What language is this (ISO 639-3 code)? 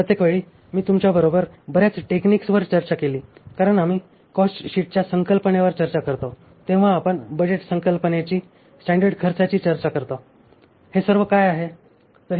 mar